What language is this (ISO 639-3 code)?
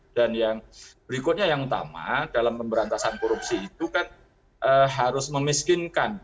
ind